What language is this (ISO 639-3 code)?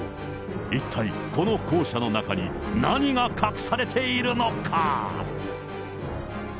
jpn